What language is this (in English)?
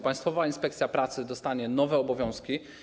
Polish